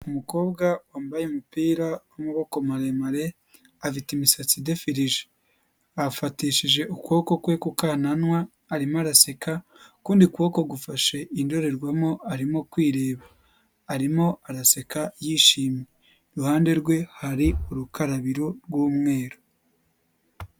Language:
Kinyarwanda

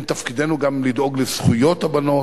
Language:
Hebrew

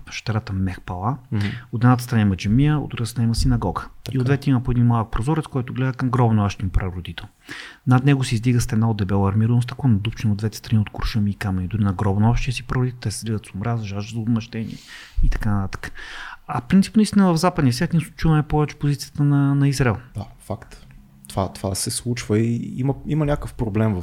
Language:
Bulgarian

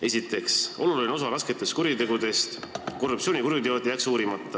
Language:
Estonian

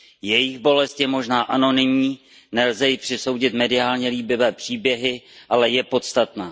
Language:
Czech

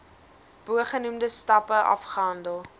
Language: Afrikaans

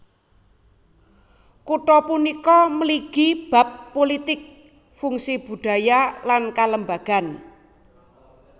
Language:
Javanese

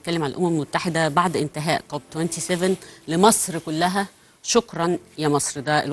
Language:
Arabic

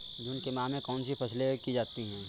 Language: Hindi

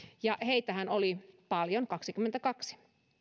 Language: Finnish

